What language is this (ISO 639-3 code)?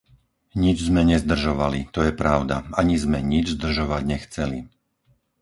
slk